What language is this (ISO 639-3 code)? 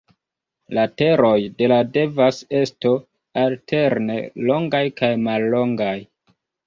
epo